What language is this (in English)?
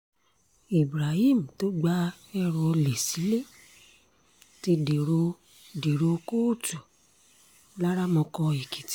Yoruba